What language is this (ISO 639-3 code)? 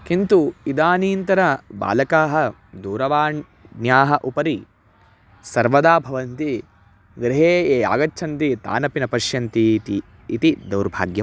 san